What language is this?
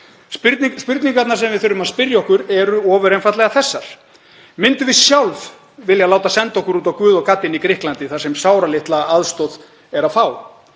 Icelandic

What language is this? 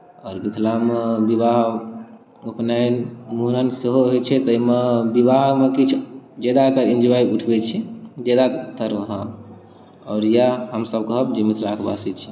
Maithili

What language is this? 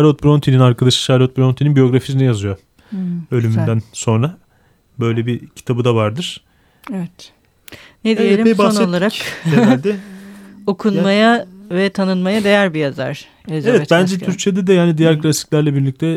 Turkish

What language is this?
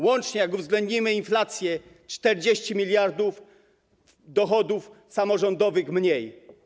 Polish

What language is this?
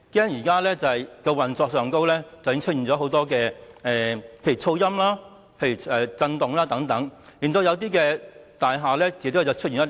Cantonese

